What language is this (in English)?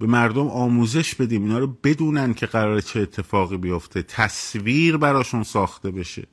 Persian